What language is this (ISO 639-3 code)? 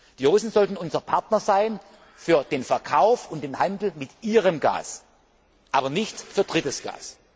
deu